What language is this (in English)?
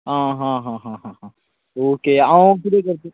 Konkani